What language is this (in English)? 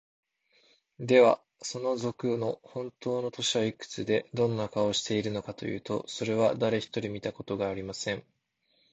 Japanese